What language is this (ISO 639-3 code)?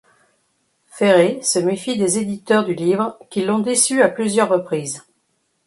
fra